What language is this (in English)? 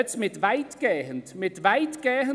Swiss German